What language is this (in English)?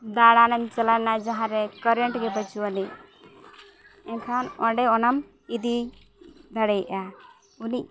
Santali